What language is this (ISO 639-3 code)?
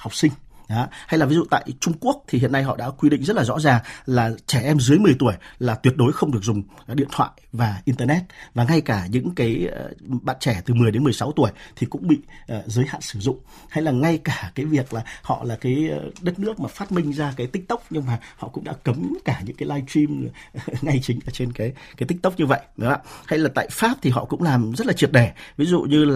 vie